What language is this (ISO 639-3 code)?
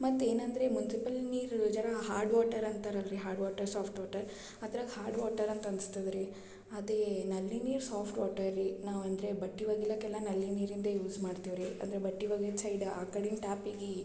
kan